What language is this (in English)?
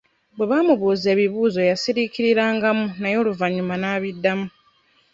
Ganda